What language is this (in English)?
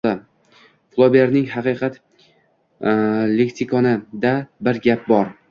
Uzbek